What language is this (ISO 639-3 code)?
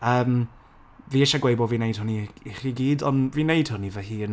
cym